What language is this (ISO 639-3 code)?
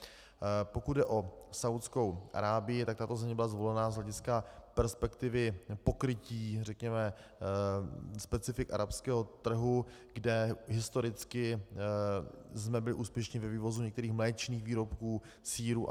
ces